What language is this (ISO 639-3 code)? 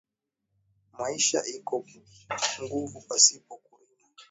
swa